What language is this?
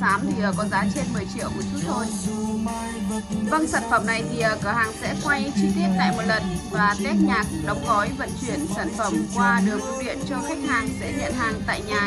Vietnamese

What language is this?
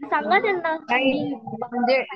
Marathi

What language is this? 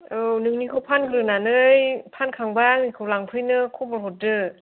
Bodo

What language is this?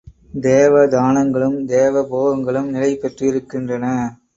Tamil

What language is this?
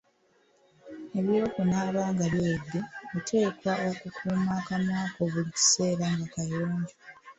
Ganda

